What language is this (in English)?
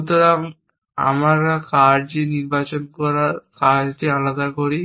Bangla